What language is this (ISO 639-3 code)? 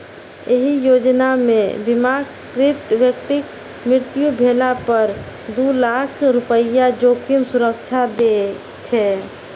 mai